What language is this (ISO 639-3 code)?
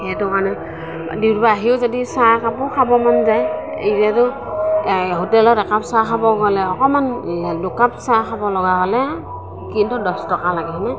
asm